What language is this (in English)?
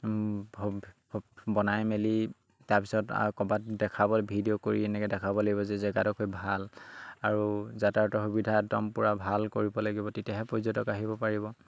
Assamese